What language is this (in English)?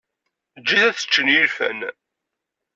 Kabyle